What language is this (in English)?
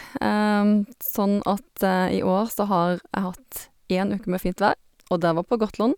Norwegian